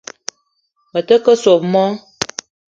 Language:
Eton (Cameroon)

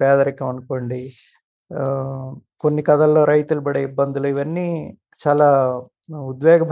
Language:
Telugu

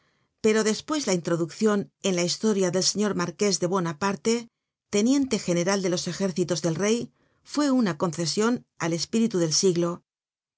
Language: Spanish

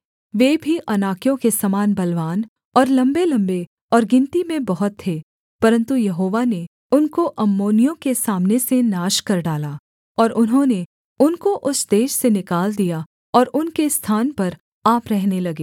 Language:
Hindi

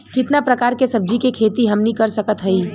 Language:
Bhojpuri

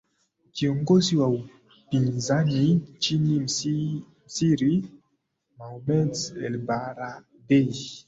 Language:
Swahili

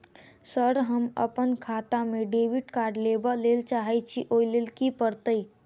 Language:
Maithili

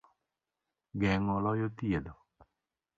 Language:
Luo (Kenya and Tanzania)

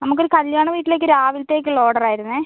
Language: Malayalam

